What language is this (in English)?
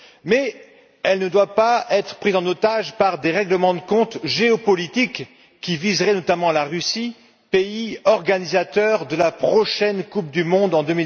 French